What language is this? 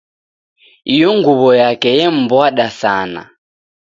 Taita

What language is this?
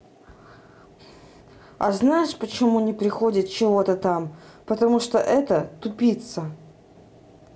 Russian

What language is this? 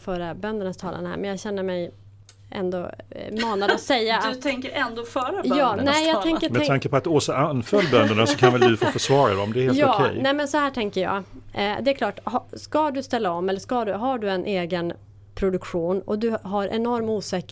Swedish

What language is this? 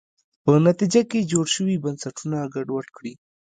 Pashto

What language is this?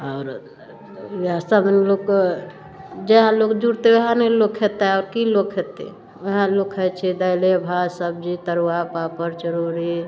Maithili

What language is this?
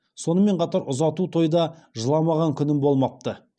Kazakh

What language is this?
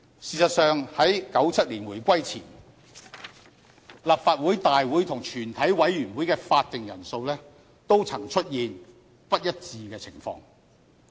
Cantonese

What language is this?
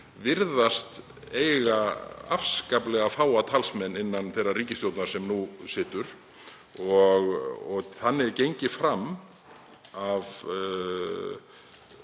Icelandic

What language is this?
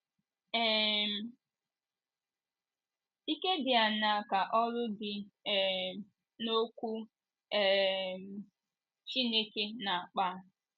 Igbo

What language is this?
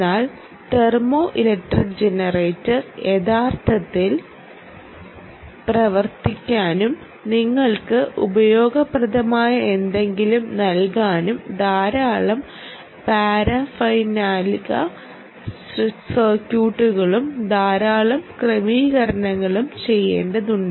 Malayalam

